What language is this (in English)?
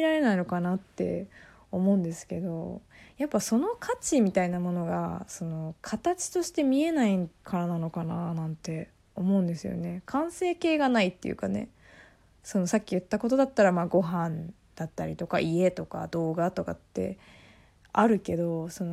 Japanese